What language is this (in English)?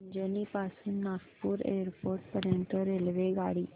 Marathi